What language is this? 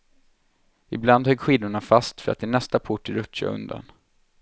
Swedish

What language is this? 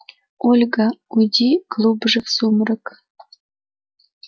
Russian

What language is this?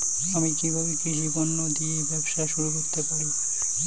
Bangla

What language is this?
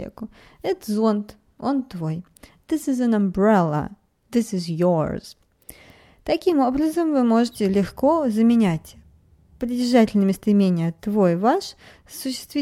Russian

